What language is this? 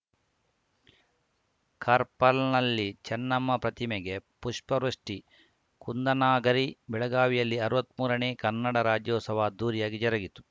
Kannada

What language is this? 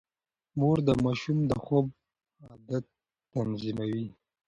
Pashto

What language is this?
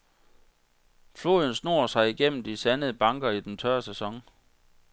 Danish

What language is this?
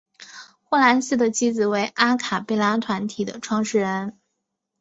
Chinese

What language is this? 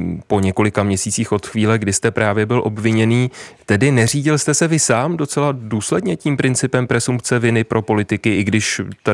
Czech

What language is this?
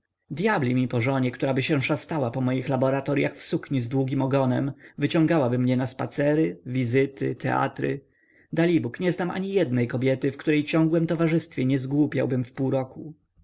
Polish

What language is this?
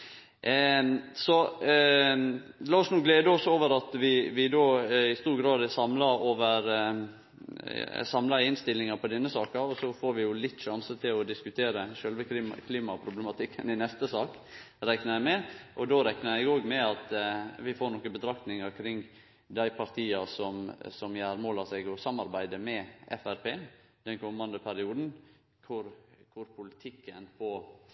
Norwegian Nynorsk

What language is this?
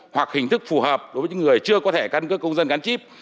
Vietnamese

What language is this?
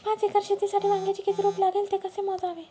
Marathi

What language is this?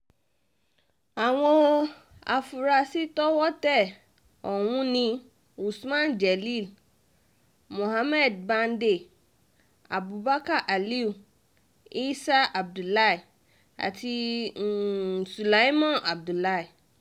Yoruba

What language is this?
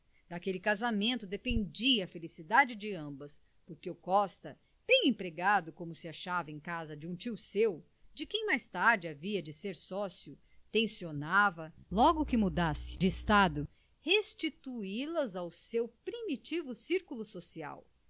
Portuguese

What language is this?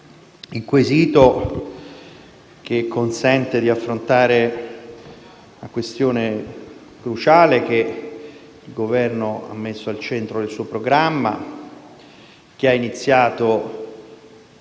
Italian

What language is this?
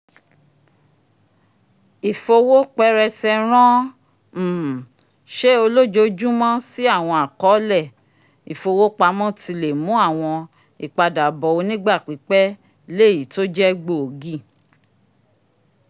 Yoruba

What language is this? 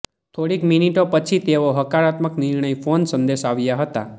Gujarati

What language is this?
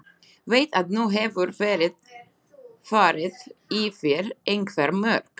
Icelandic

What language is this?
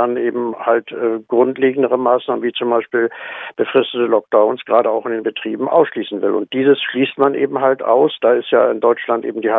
German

